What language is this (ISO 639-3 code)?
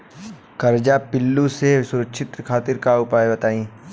bho